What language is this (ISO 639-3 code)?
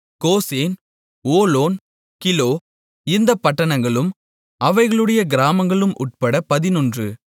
tam